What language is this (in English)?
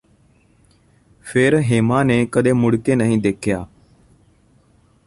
Punjabi